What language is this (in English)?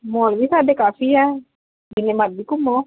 Punjabi